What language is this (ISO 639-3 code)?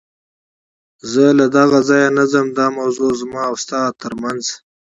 pus